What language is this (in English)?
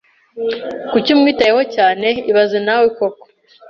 Kinyarwanda